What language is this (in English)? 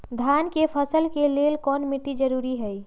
Magahi